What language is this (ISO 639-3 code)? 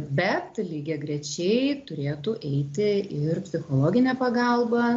lit